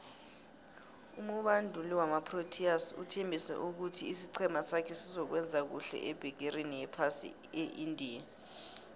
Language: South Ndebele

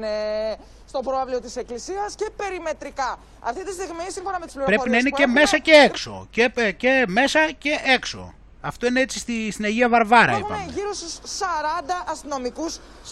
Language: Greek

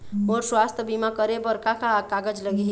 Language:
Chhattisgarhi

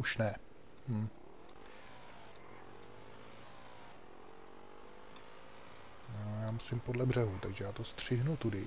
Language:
Czech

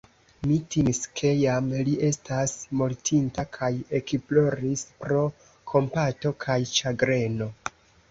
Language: Esperanto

